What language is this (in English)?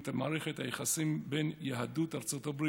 Hebrew